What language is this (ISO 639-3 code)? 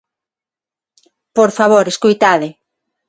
glg